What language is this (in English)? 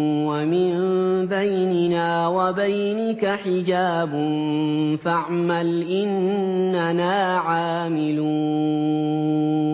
Arabic